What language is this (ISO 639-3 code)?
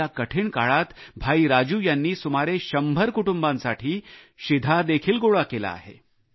mar